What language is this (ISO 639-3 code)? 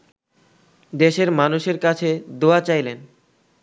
ben